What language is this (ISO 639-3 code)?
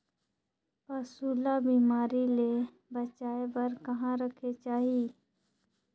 hne